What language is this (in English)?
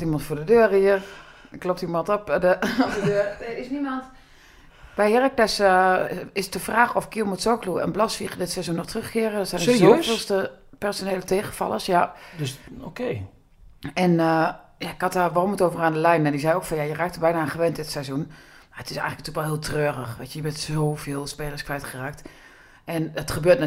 Dutch